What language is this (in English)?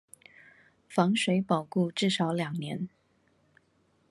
Chinese